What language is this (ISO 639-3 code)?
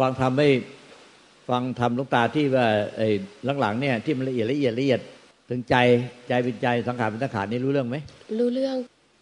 tha